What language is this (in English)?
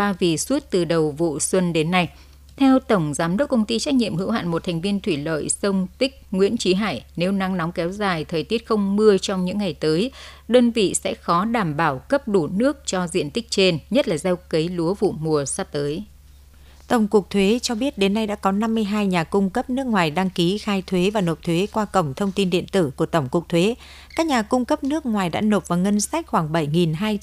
Vietnamese